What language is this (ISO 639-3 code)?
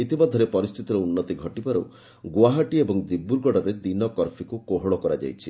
ori